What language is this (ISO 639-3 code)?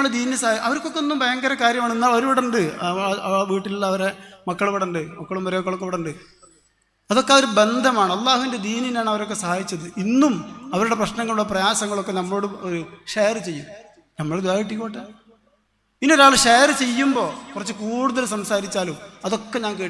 mal